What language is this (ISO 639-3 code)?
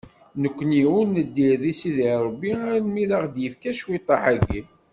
kab